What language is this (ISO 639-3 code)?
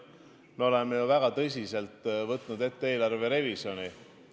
est